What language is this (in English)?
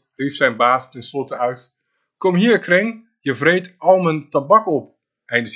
Dutch